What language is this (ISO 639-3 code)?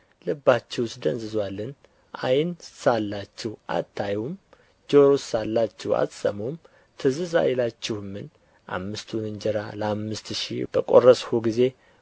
amh